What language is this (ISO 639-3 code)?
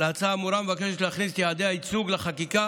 heb